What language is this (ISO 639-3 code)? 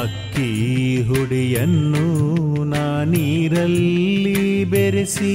kan